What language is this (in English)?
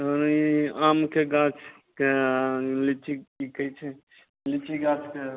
Maithili